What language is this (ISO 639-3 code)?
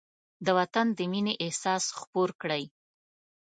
pus